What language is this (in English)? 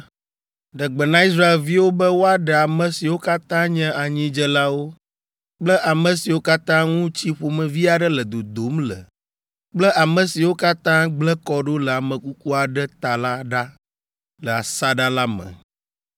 Ewe